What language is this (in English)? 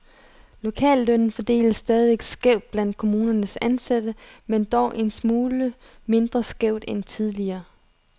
Danish